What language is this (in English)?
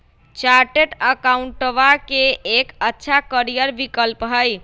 Magahi